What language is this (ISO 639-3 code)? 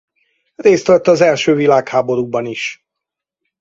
hun